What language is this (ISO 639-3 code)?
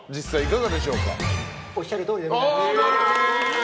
jpn